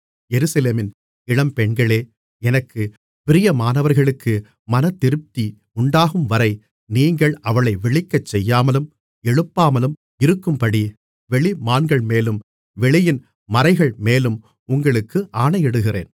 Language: Tamil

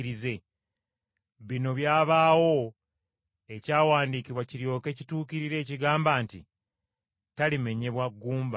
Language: Ganda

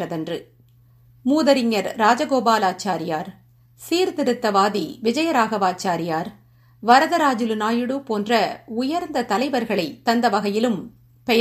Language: Tamil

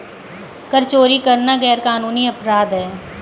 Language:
Hindi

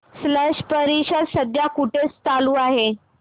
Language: Marathi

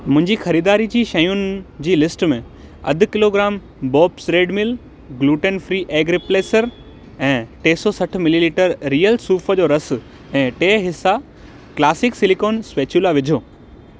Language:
Sindhi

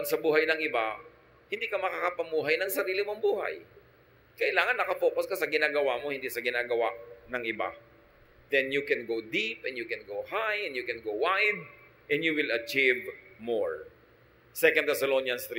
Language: Filipino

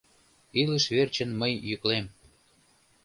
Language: Mari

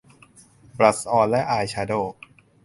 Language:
Thai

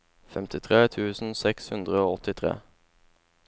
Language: Norwegian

